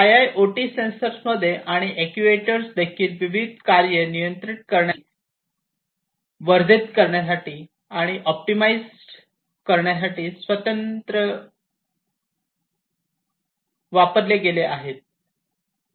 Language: Marathi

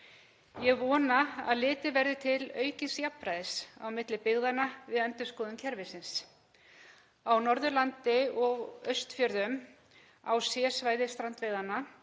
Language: Icelandic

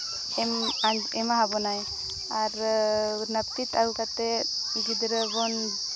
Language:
Santali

